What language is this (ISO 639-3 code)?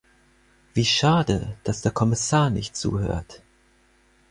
deu